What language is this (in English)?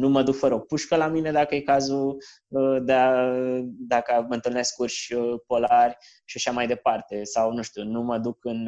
Romanian